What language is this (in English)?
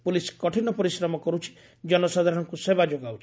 Odia